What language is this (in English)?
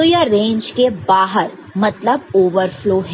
Hindi